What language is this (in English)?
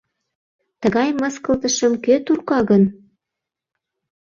Mari